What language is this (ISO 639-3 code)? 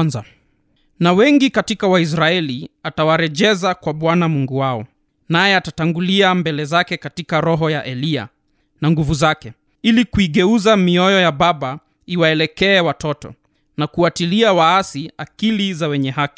swa